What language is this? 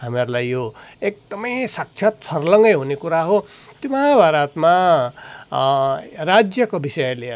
Nepali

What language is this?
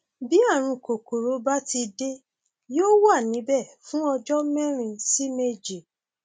Yoruba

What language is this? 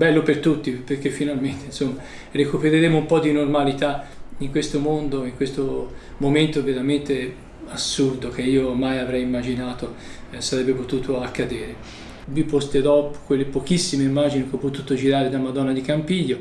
Italian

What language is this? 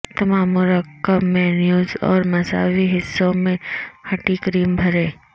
Urdu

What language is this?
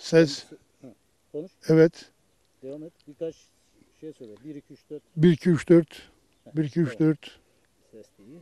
Turkish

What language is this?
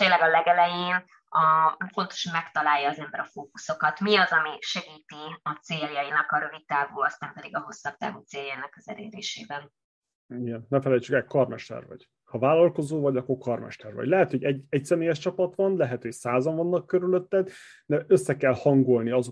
Hungarian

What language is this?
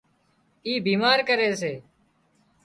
Wadiyara Koli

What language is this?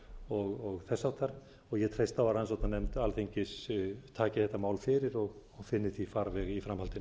Icelandic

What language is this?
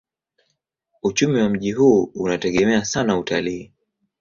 Swahili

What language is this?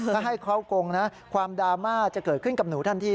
Thai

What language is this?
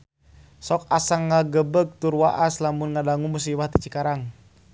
Sundanese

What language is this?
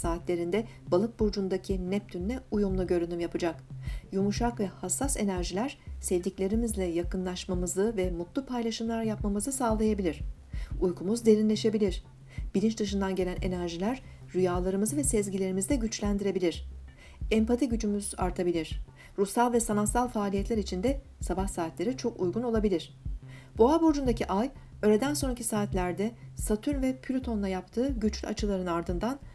Turkish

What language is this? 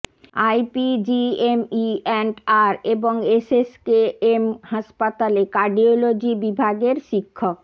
Bangla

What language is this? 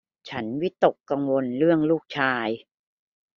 Thai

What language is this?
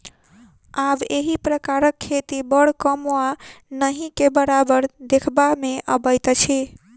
Maithili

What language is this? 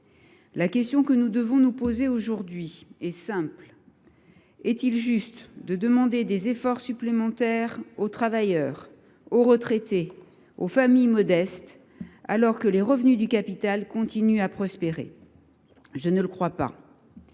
French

